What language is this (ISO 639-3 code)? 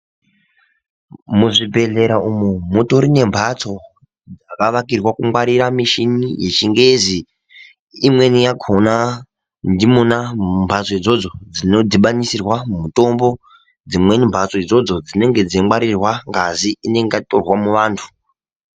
ndc